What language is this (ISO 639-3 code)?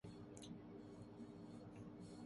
urd